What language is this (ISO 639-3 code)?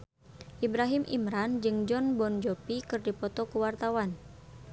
sun